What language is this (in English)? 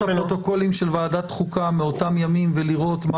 Hebrew